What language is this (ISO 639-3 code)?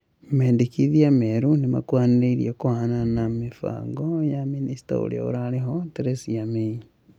kik